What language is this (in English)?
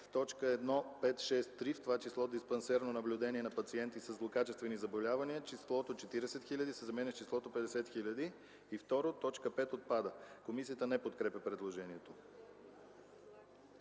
Bulgarian